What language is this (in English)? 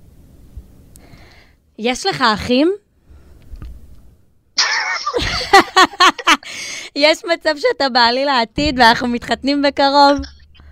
Hebrew